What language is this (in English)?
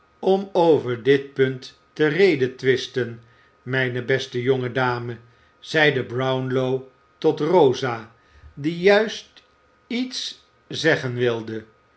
Dutch